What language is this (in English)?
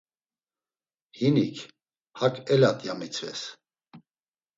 Laz